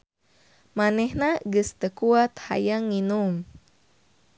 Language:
Sundanese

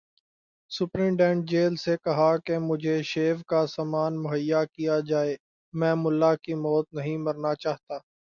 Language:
Urdu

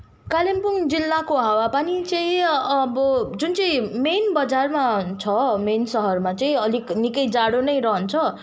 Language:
Nepali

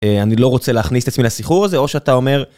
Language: Hebrew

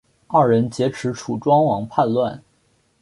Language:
Chinese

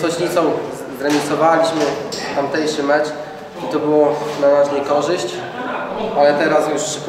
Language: Polish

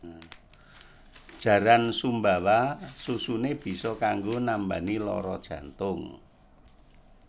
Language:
Javanese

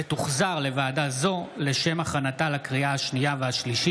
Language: Hebrew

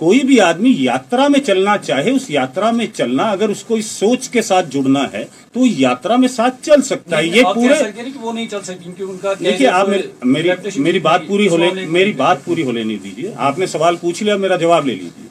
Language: Urdu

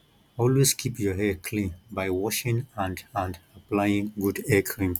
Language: Nigerian Pidgin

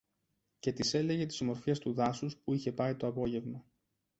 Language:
Greek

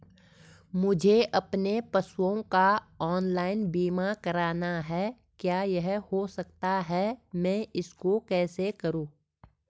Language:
Hindi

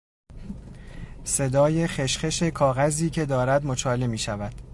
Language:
Persian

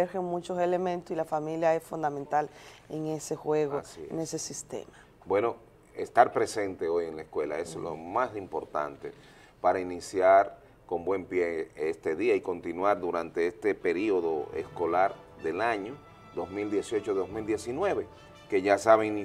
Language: Spanish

